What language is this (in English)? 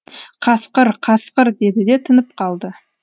Kazakh